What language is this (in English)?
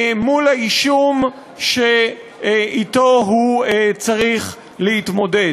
Hebrew